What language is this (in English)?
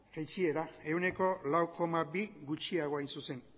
Basque